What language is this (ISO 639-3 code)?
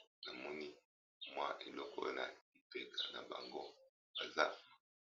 lin